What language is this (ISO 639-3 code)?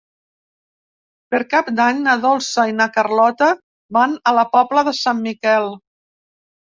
cat